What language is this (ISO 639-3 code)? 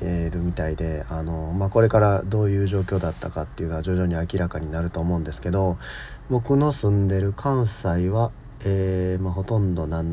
jpn